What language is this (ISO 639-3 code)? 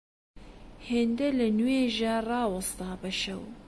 ckb